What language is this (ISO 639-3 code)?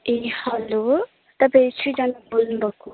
nep